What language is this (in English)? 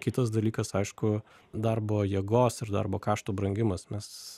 Lithuanian